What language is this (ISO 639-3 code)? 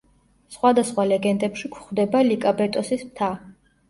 kat